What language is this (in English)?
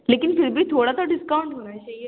Urdu